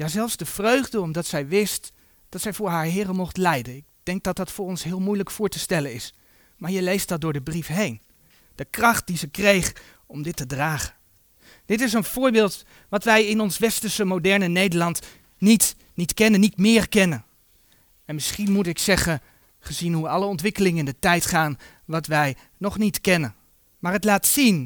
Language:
Dutch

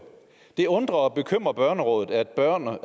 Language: Danish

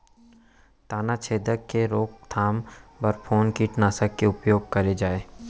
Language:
Chhattisgarhi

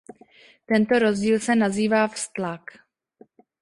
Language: Czech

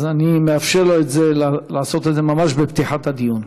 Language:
Hebrew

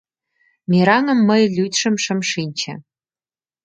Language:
Mari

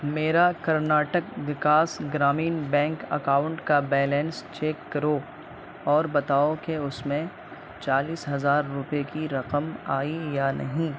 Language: Urdu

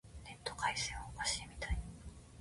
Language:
Japanese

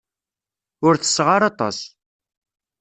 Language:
Kabyle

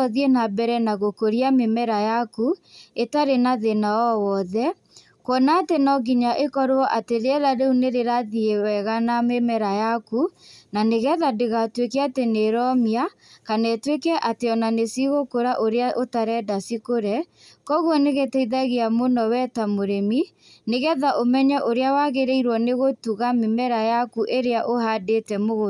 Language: Kikuyu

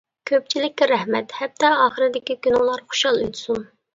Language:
Uyghur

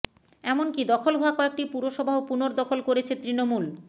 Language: Bangla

